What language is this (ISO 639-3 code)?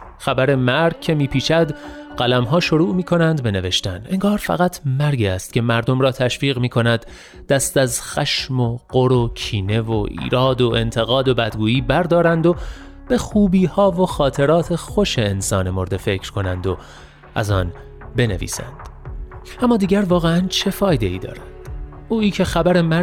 fas